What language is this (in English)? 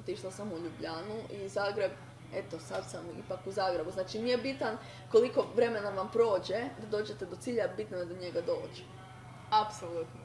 Croatian